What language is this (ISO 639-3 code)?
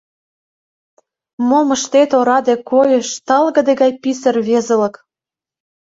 chm